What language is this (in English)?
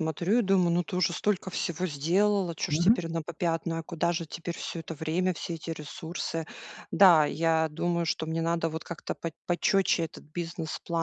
Russian